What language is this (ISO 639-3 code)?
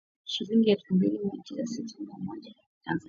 swa